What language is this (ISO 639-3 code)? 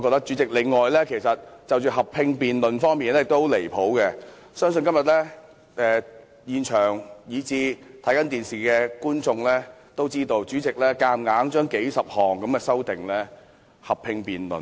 yue